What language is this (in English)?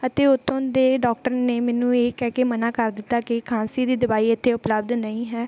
Punjabi